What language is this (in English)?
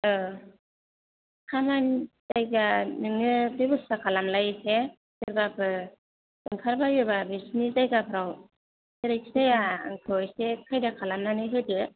Bodo